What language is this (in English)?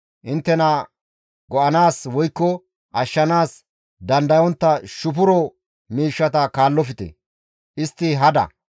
Gamo